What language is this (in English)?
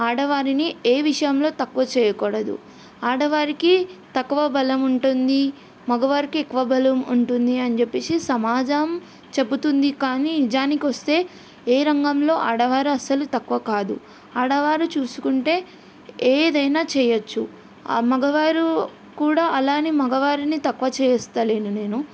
Telugu